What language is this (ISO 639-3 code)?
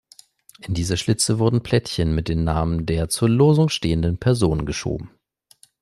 deu